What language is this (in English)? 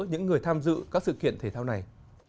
Vietnamese